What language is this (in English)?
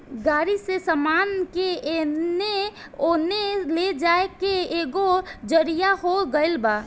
Bhojpuri